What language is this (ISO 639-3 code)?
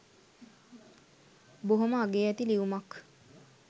sin